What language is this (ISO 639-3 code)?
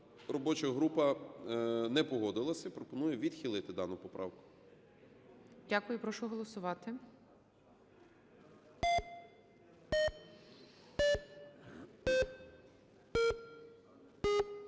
ukr